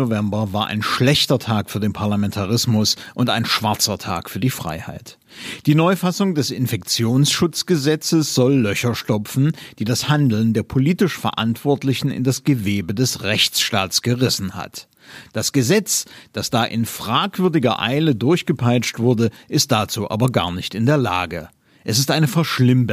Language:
German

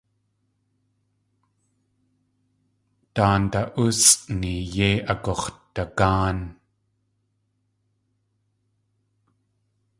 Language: Tlingit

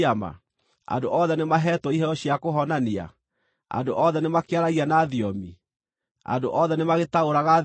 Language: Kikuyu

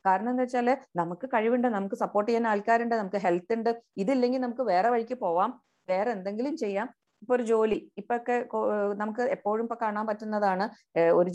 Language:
Malayalam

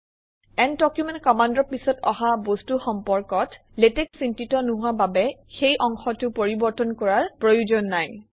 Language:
Assamese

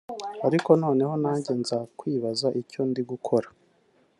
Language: Kinyarwanda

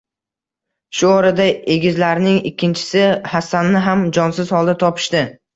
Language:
Uzbek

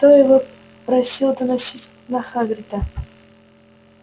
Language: Russian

